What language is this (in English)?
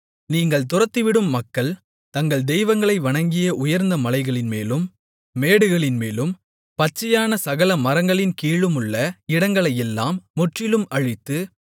Tamil